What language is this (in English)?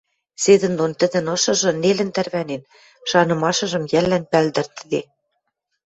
Western Mari